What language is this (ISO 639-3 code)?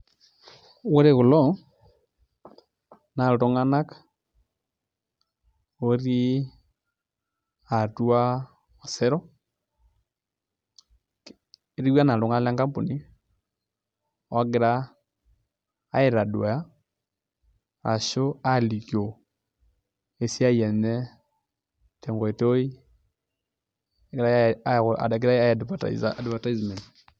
mas